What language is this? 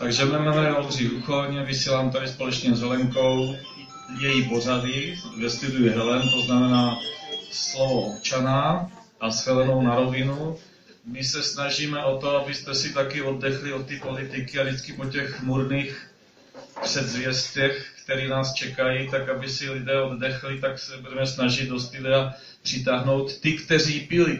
Czech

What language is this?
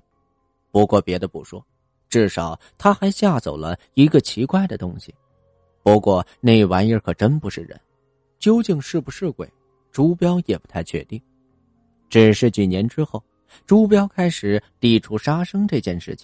Chinese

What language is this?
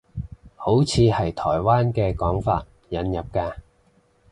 Cantonese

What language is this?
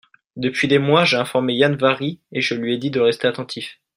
French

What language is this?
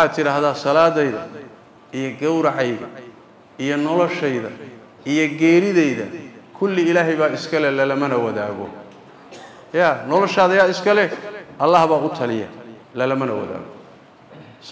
Arabic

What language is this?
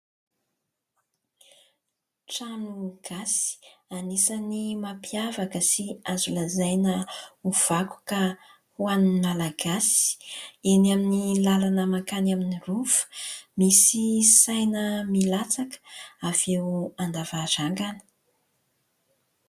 Malagasy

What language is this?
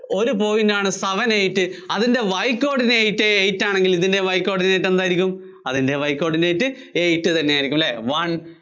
Malayalam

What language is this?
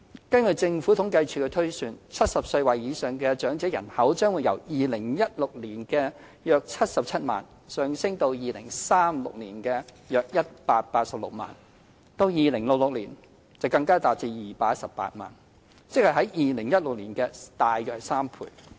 Cantonese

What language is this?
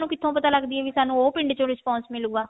Punjabi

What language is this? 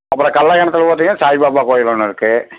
Tamil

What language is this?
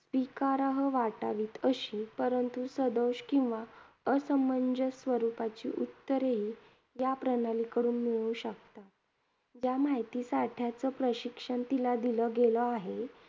Marathi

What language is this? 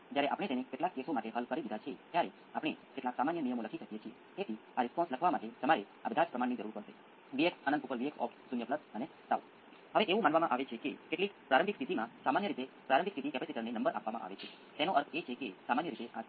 Gujarati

